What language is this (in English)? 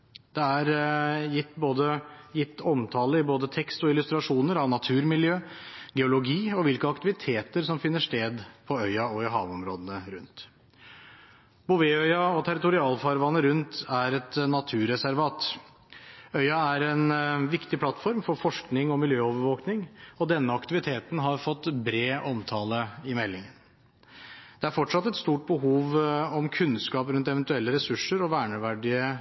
Norwegian Bokmål